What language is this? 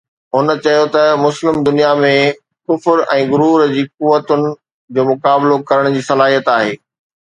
Sindhi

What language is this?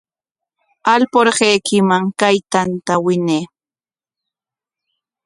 Corongo Ancash Quechua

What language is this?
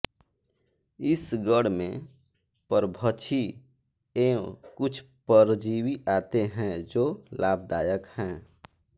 Hindi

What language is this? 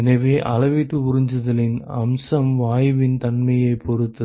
Tamil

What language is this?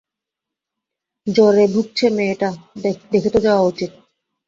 Bangla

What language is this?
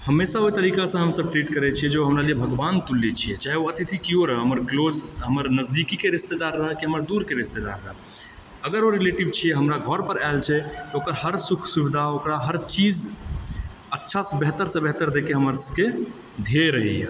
Maithili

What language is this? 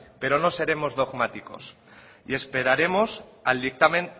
Spanish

